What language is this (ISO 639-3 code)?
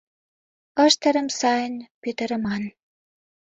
chm